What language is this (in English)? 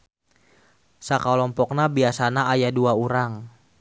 Sundanese